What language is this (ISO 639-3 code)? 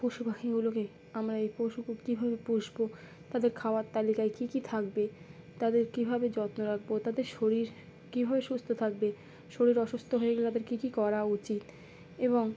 ben